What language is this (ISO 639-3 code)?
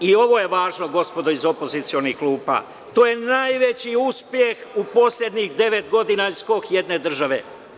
srp